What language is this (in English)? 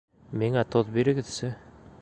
Bashkir